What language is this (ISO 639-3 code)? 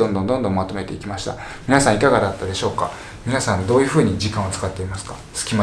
jpn